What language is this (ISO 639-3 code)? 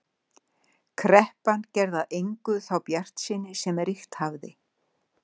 isl